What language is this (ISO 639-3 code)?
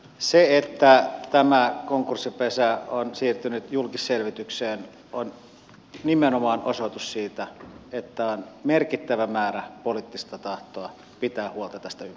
fin